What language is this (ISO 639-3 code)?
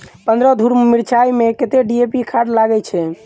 mai